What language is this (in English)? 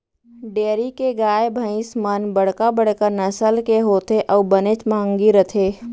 Chhattisgarhi